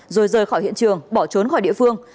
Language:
Vietnamese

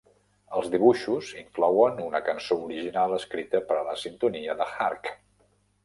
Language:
Catalan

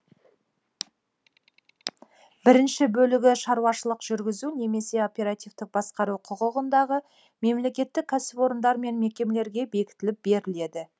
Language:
Kazakh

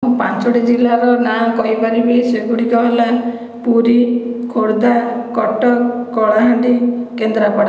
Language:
Odia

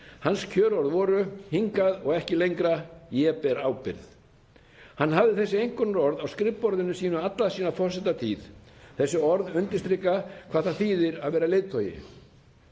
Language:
Icelandic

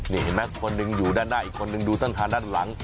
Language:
Thai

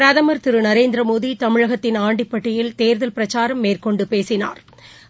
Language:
Tamil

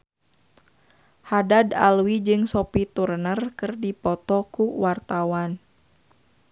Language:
Sundanese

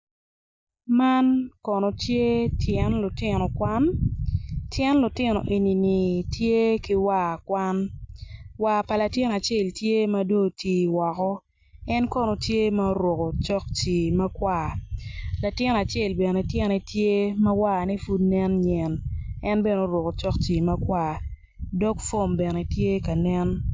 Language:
Acoli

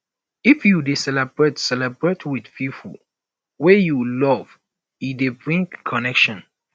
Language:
Nigerian Pidgin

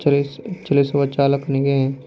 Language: Kannada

